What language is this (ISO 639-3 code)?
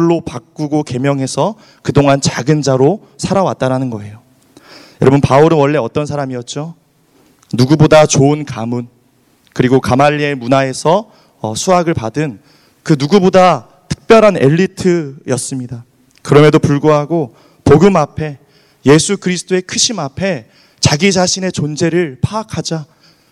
kor